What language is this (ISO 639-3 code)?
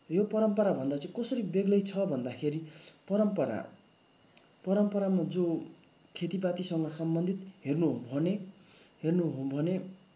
nep